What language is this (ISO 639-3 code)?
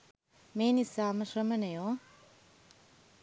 sin